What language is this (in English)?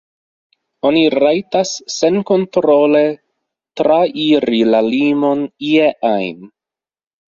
Esperanto